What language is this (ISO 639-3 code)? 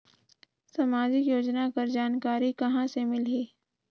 hne